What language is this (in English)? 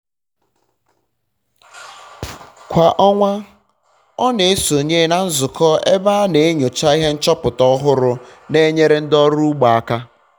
Igbo